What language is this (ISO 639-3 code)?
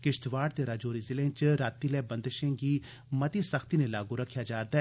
doi